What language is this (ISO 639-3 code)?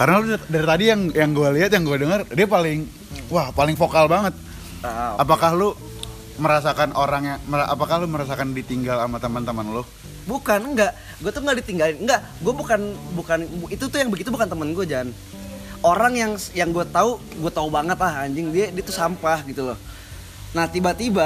ind